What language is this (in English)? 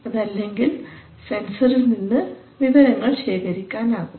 Malayalam